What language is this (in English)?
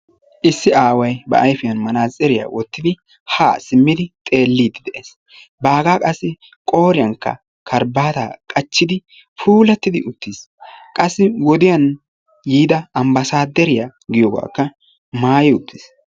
Wolaytta